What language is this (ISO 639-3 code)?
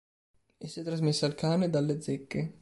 ita